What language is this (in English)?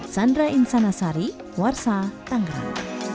Indonesian